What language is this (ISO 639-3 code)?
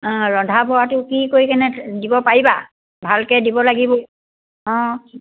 asm